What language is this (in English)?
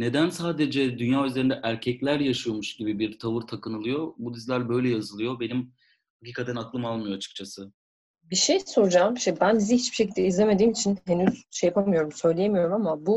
Turkish